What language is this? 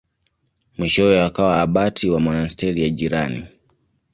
Swahili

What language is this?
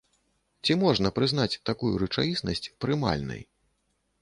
Belarusian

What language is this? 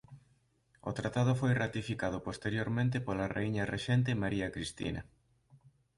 Galician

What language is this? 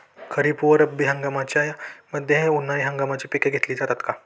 Marathi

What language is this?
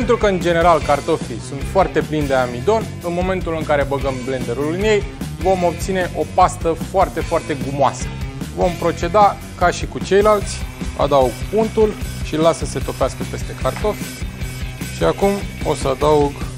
Romanian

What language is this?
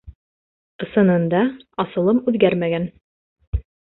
Bashkir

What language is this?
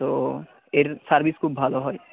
Bangla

